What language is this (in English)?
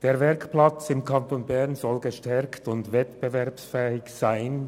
Swiss German